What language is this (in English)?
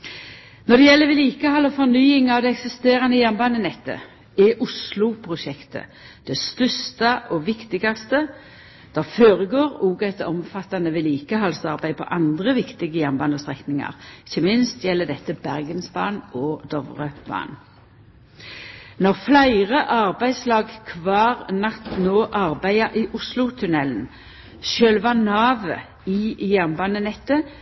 Norwegian Nynorsk